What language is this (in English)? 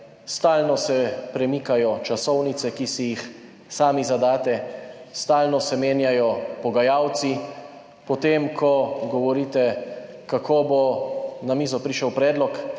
Slovenian